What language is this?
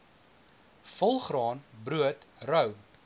Afrikaans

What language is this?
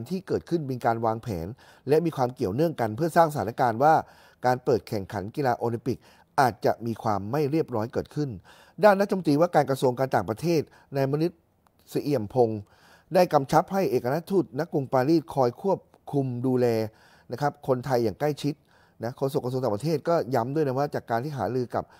Thai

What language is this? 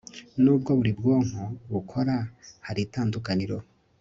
Kinyarwanda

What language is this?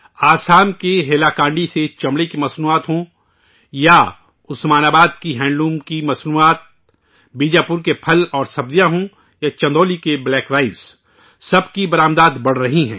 Urdu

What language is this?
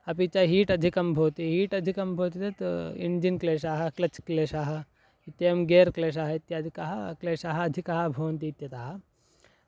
Sanskrit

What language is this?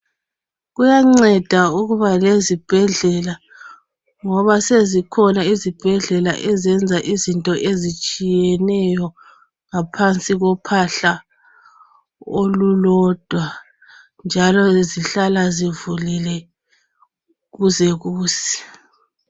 North Ndebele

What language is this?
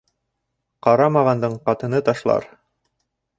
Bashkir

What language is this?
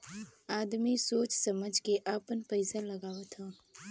Bhojpuri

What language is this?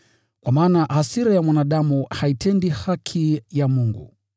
Swahili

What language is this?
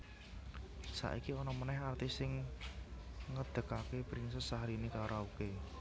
Javanese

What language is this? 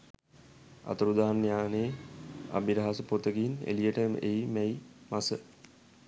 Sinhala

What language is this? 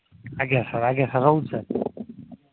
Odia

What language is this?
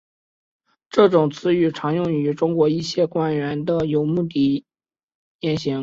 Chinese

